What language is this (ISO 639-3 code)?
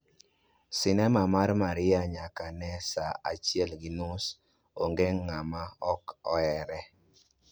luo